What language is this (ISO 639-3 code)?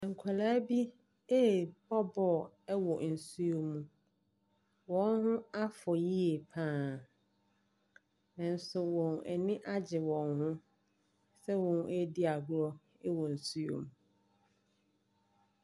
aka